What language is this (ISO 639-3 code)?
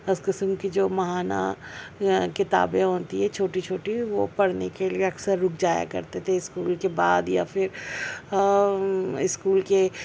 urd